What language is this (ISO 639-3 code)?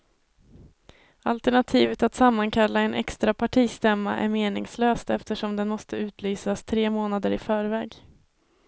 swe